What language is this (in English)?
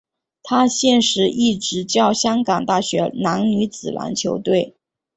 Chinese